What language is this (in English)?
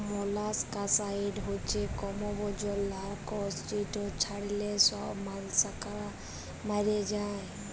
Bangla